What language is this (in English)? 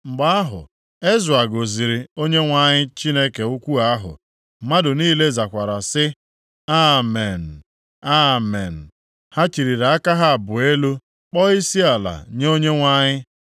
Igbo